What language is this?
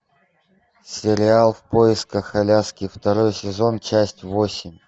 Russian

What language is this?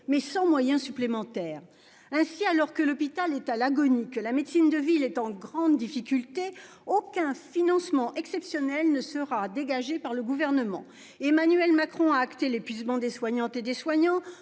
French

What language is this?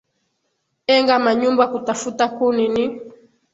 Swahili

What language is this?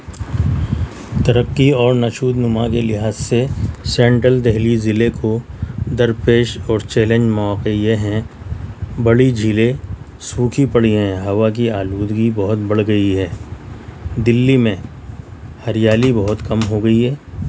Urdu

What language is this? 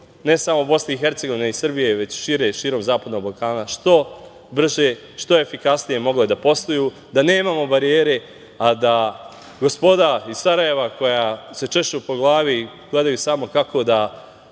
Serbian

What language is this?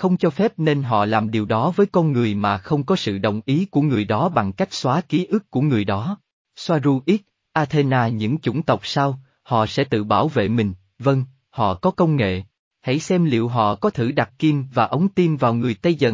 Vietnamese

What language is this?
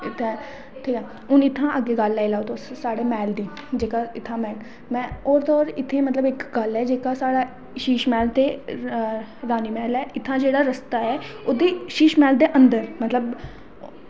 Dogri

